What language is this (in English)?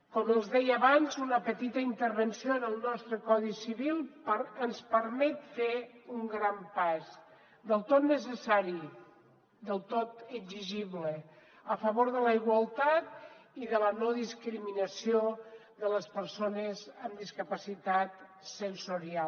Catalan